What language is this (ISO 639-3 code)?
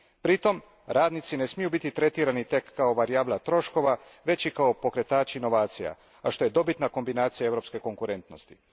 hrv